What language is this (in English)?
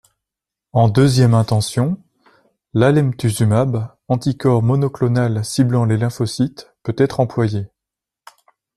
French